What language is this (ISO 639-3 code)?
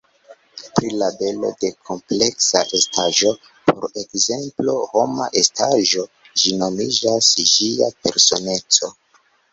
epo